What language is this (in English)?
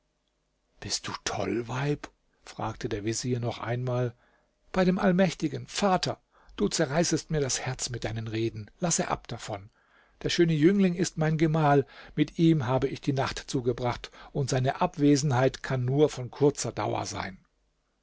German